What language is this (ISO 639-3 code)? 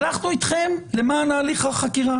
heb